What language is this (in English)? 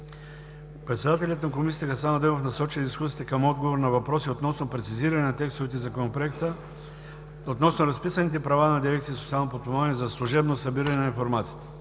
Bulgarian